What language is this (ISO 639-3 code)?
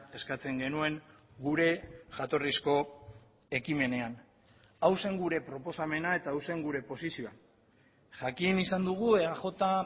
eus